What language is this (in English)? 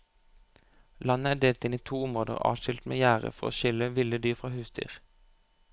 Norwegian